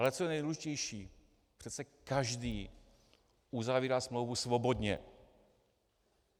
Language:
Czech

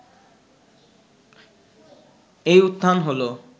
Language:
Bangla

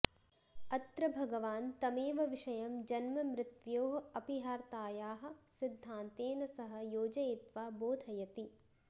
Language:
Sanskrit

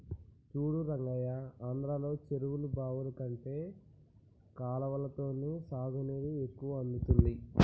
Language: Telugu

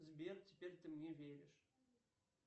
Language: Russian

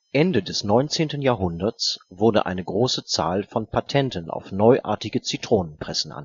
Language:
German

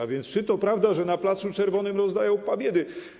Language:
Polish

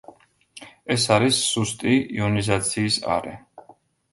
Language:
Georgian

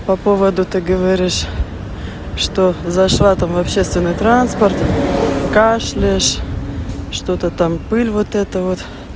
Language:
Russian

